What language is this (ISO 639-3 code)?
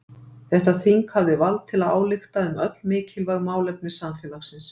isl